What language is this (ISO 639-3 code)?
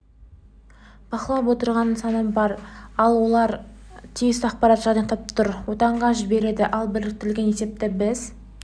kaz